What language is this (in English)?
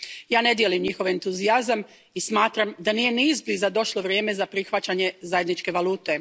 Croatian